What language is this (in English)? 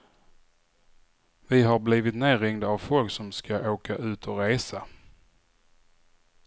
Swedish